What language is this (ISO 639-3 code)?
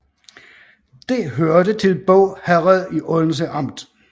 dan